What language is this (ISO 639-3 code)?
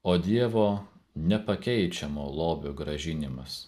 lit